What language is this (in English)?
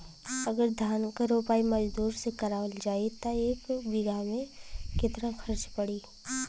Bhojpuri